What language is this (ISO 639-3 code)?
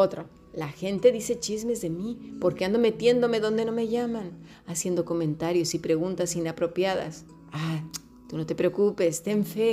spa